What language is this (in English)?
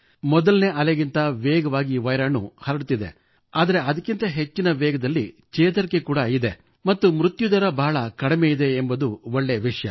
Kannada